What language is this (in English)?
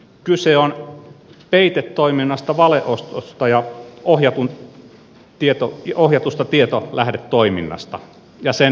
Finnish